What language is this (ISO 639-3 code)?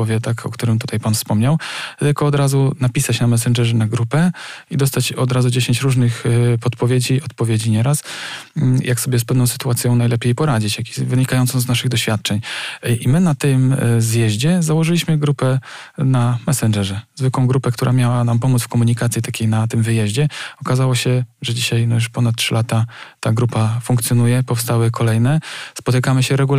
pol